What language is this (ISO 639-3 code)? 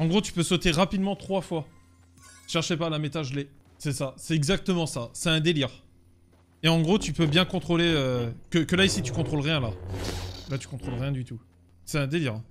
fra